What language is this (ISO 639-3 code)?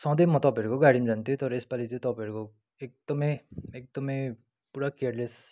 nep